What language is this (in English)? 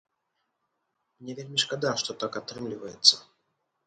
Belarusian